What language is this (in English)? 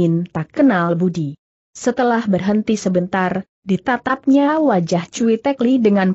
Indonesian